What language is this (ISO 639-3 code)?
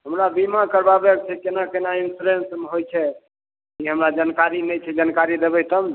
mai